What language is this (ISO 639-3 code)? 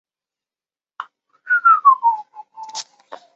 zho